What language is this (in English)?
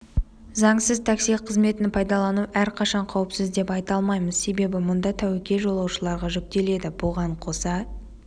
Kazakh